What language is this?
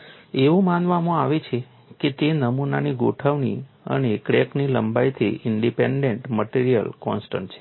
Gujarati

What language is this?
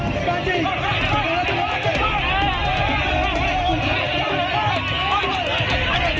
Indonesian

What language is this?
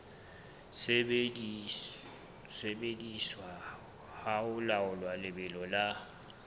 Southern Sotho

